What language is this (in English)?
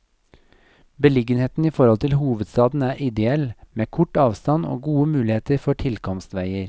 Norwegian